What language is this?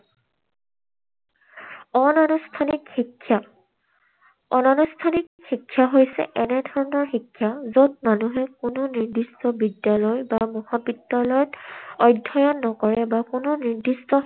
Assamese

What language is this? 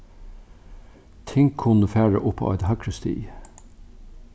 Faroese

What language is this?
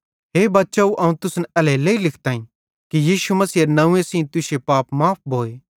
Bhadrawahi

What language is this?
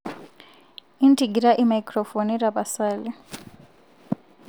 Masai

